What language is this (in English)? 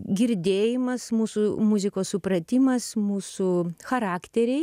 Lithuanian